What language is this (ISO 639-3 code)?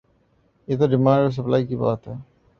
urd